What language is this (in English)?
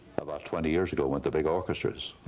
English